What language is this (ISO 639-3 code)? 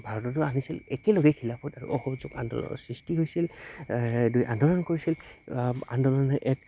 asm